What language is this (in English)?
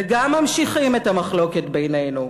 Hebrew